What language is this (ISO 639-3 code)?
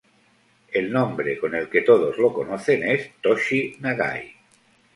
spa